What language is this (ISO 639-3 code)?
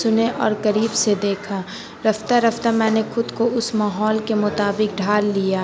urd